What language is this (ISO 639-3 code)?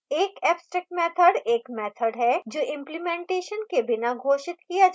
hin